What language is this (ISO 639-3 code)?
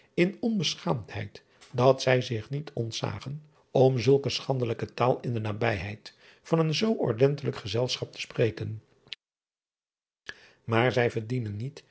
nld